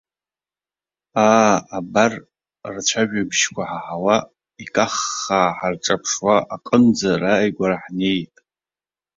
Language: Abkhazian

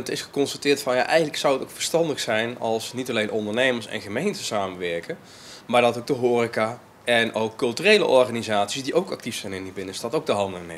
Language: Dutch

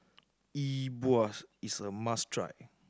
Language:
English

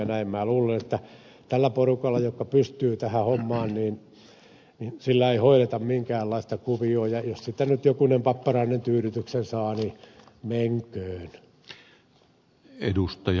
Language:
Finnish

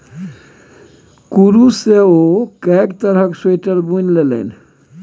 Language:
Maithili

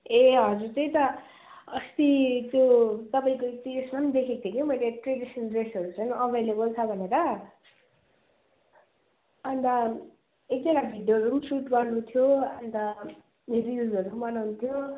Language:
Nepali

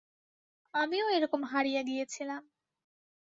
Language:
Bangla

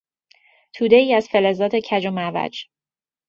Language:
Persian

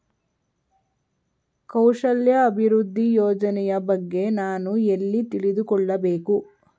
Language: Kannada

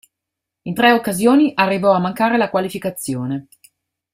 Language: Italian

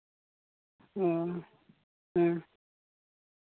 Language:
Santali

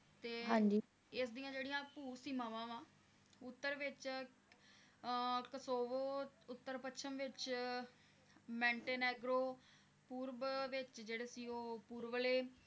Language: Punjabi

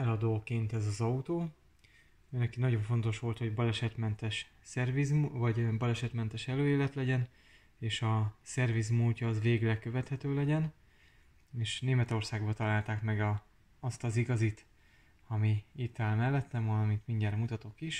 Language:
Hungarian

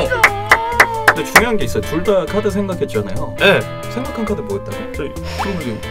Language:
Korean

